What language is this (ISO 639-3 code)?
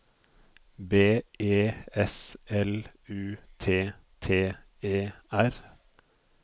nor